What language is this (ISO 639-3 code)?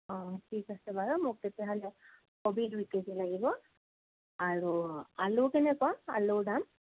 asm